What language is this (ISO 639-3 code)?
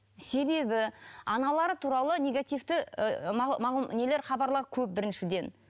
kaz